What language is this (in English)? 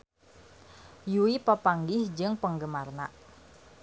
Sundanese